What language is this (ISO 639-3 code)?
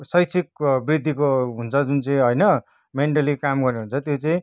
nep